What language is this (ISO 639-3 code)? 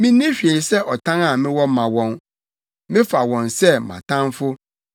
aka